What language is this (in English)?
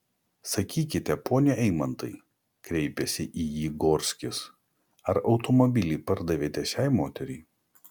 Lithuanian